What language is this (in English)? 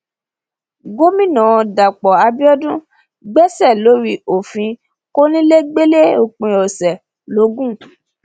Yoruba